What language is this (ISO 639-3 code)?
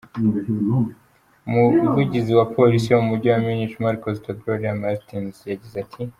kin